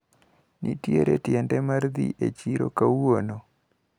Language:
Luo (Kenya and Tanzania)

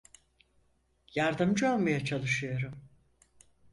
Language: Turkish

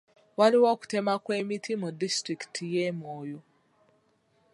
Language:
Ganda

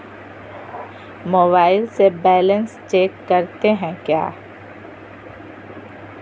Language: Magahi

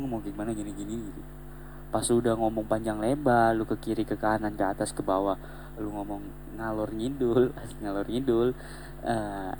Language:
Indonesian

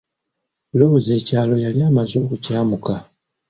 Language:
Ganda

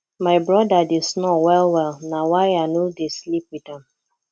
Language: Nigerian Pidgin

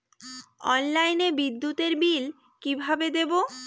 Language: Bangla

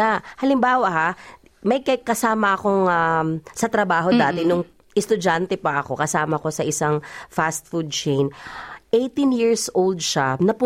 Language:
Filipino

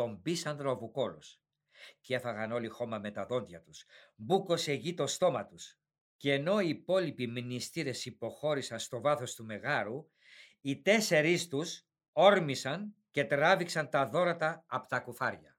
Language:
Greek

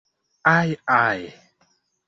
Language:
Esperanto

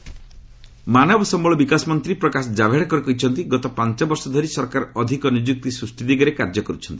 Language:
Odia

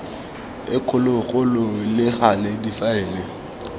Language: Tswana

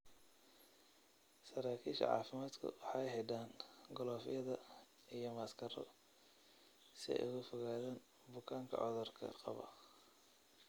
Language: Somali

